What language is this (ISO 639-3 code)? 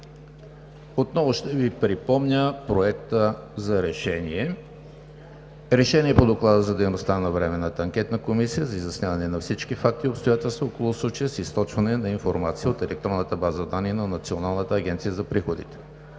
bul